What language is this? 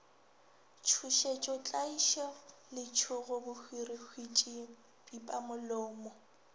Northern Sotho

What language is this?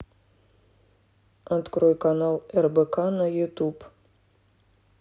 Russian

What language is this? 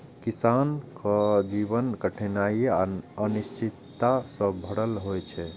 Maithili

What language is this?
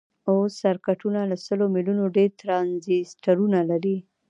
Pashto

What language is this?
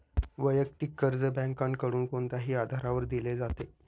Marathi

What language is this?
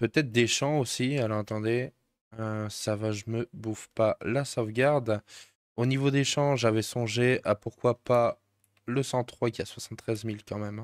French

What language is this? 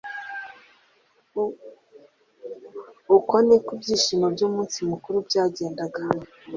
Kinyarwanda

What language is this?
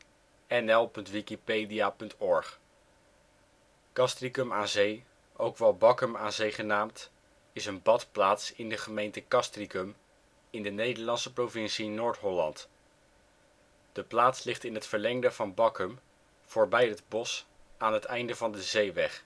Dutch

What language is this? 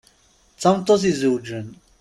Kabyle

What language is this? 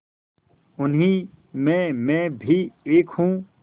Hindi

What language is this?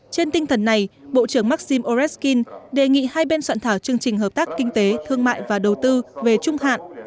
Vietnamese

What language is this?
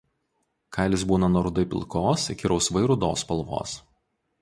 Lithuanian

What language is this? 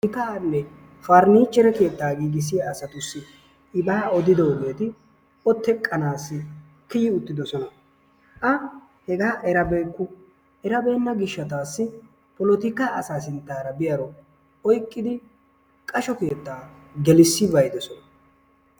Wolaytta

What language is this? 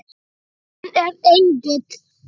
Icelandic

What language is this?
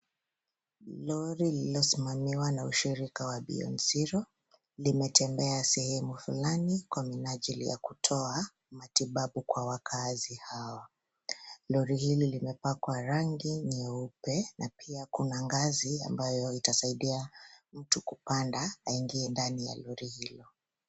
Swahili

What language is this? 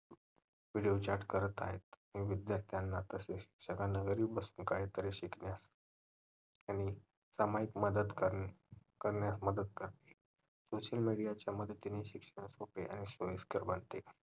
Marathi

